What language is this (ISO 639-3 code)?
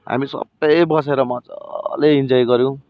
nep